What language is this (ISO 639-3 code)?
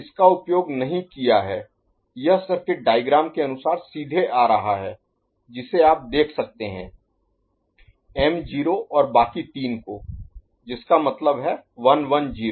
hin